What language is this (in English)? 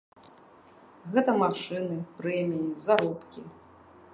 Belarusian